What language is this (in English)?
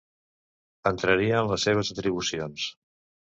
Catalan